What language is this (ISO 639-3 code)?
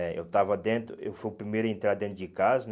por